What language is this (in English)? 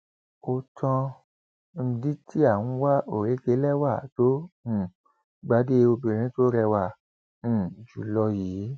Yoruba